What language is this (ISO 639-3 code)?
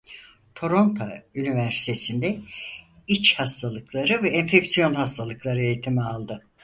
tur